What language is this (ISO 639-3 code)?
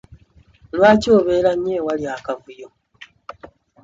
lug